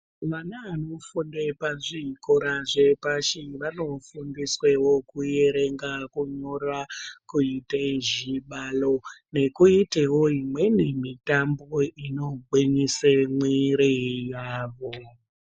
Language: Ndau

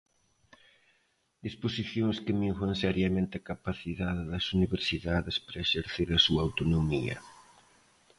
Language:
Galician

